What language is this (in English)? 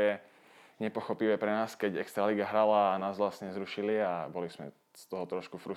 Slovak